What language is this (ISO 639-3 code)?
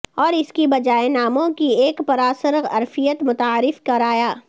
urd